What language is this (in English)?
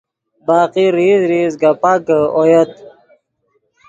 Yidgha